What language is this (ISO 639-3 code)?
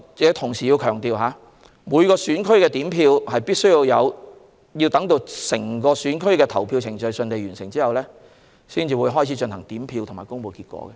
yue